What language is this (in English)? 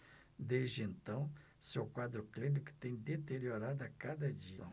Portuguese